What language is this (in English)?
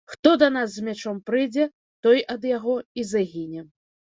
Belarusian